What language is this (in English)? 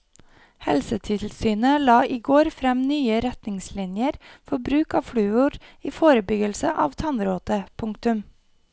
Norwegian